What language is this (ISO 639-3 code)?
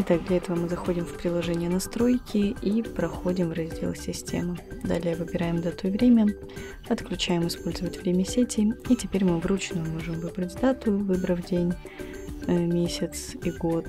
rus